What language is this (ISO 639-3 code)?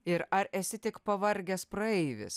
lit